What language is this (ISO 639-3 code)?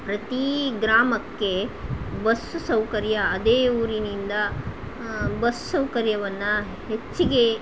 kan